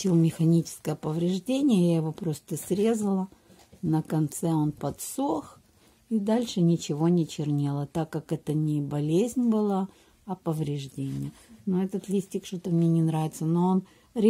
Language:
Russian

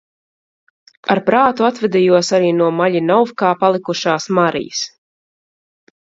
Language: Latvian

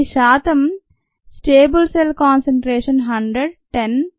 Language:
Telugu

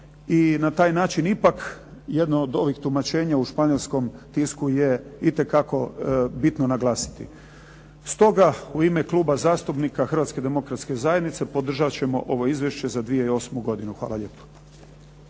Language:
Croatian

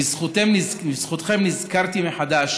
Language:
Hebrew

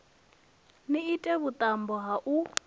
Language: Venda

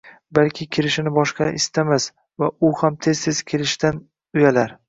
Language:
Uzbek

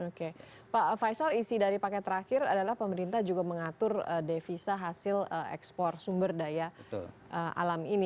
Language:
Indonesian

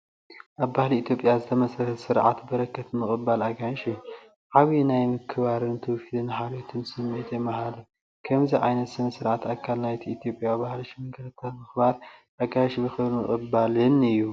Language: Tigrinya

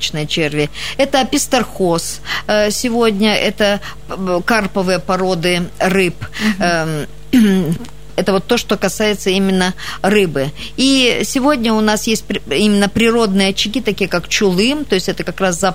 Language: Russian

